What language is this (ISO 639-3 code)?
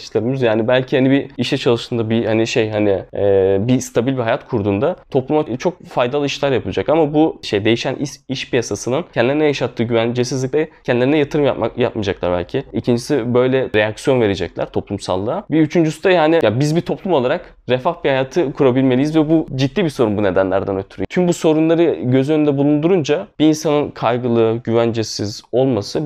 tur